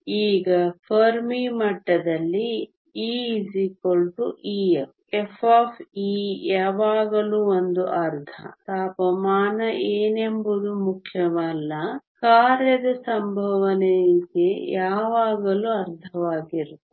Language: Kannada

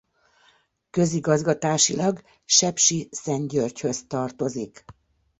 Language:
Hungarian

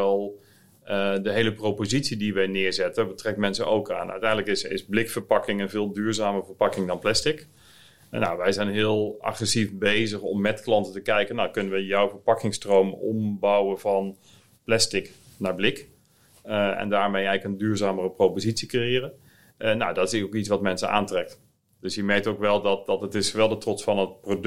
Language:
Dutch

